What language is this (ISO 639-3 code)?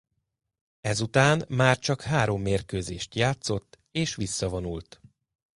hun